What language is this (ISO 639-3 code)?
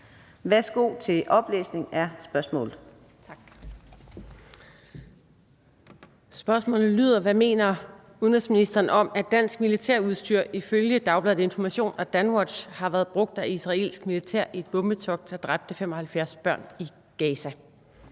dan